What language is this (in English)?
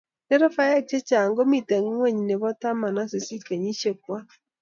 Kalenjin